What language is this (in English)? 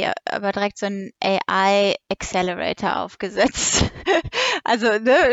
German